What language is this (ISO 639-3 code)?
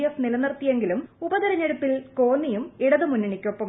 mal